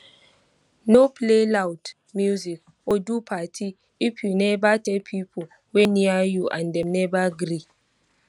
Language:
Nigerian Pidgin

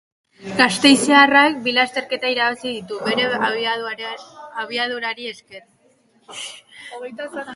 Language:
Basque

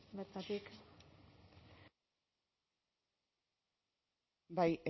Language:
Basque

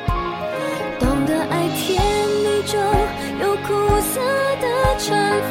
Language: Chinese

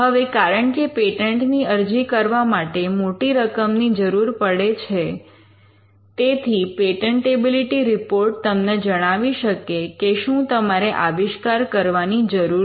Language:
Gujarati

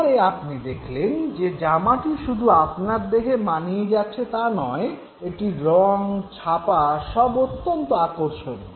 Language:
Bangla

